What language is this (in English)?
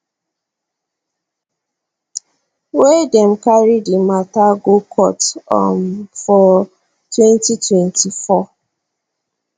Nigerian Pidgin